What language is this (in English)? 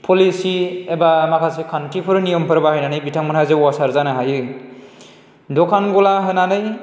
Bodo